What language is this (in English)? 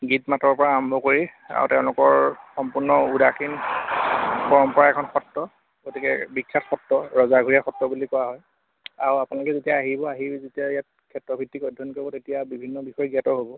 Assamese